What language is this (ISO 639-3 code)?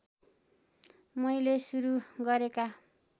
nep